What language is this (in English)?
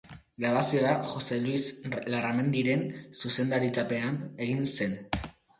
Basque